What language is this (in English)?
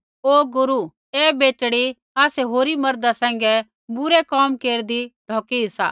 Kullu Pahari